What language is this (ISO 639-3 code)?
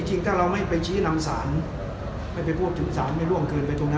tha